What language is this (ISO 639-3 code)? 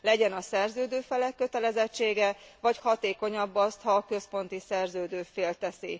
hun